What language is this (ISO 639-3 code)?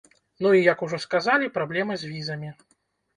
bel